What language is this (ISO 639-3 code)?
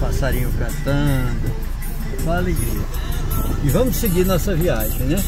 por